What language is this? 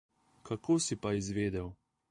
Slovenian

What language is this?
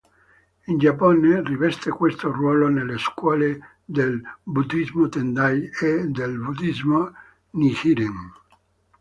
Italian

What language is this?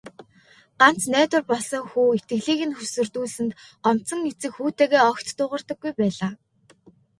Mongolian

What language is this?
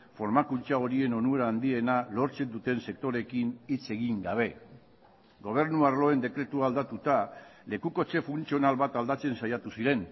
Basque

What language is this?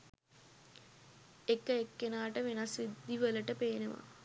Sinhala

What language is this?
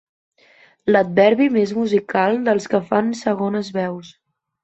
Catalan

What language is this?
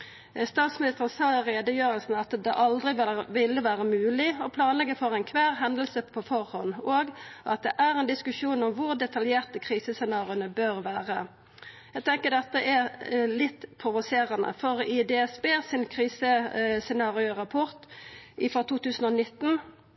Norwegian Nynorsk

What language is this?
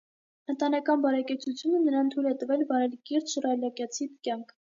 Armenian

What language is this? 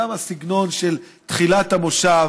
Hebrew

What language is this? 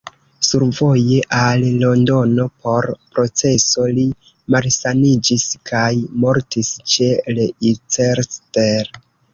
Esperanto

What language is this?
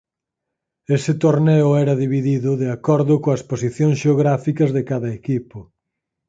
Galician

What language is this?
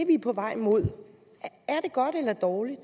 Danish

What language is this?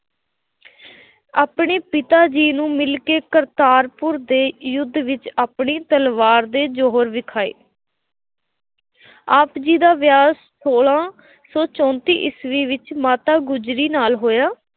Punjabi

